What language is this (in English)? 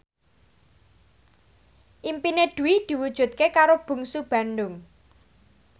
Javanese